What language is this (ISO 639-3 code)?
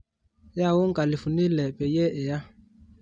mas